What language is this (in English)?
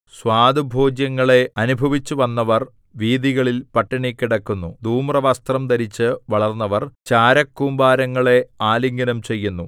Malayalam